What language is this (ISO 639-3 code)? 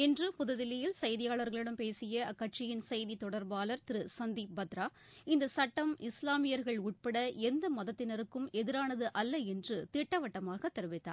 tam